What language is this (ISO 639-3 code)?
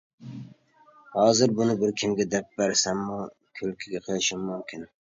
uig